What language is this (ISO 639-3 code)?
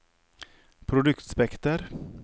nor